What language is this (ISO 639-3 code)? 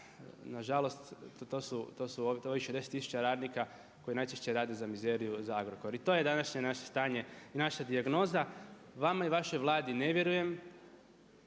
hrv